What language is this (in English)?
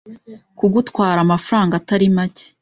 Kinyarwanda